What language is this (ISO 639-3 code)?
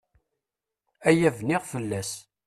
kab